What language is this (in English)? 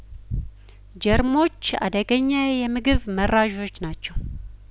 Amharic